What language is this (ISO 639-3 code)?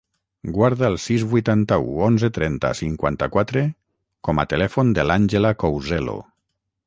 cat